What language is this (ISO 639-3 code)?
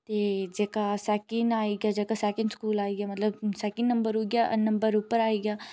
doi